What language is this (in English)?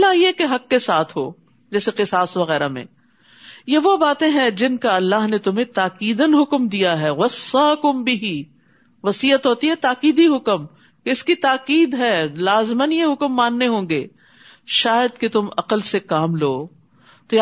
Urdu